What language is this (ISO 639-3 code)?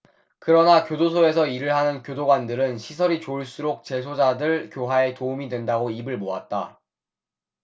kor